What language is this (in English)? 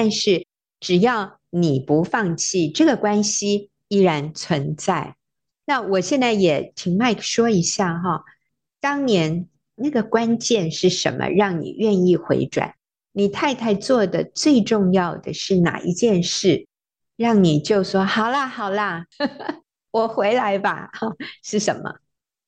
Chinese